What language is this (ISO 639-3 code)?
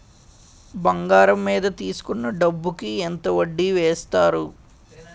tel